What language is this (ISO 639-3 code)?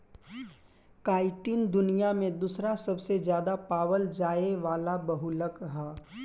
bho